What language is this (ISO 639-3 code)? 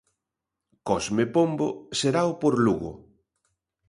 glg